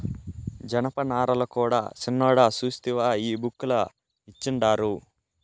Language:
Telugu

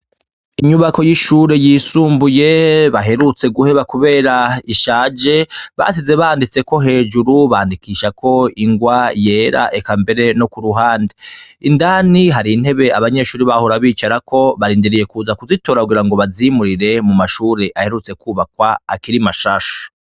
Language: Rundi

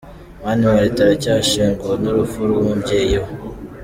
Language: Kinyarwanda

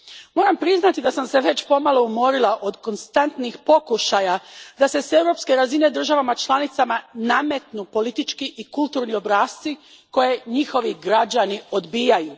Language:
Croatian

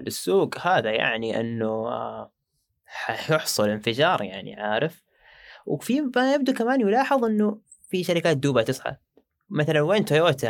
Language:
Arabic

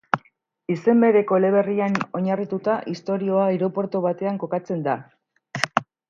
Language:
Basque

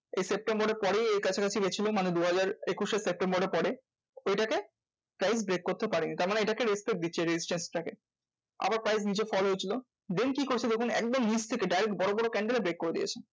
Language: Bangla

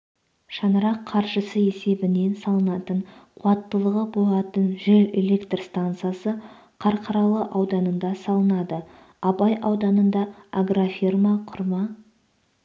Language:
Kazakh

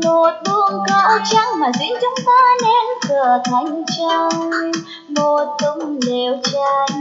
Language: Korean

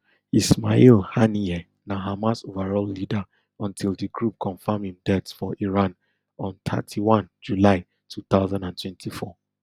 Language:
Nigerian Pidgin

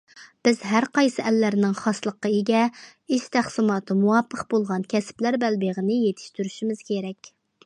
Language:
Uyghur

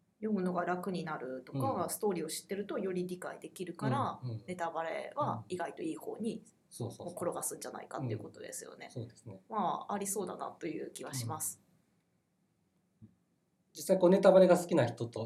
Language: Japanese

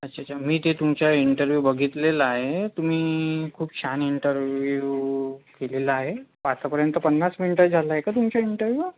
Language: Marathi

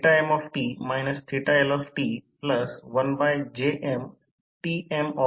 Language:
Marathi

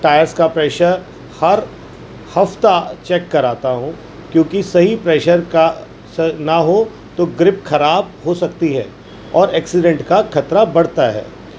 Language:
Urdu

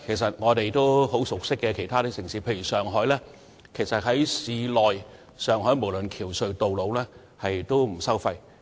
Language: Cantonese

